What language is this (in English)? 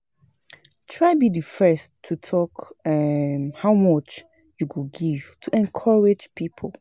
Nigerian Pidgin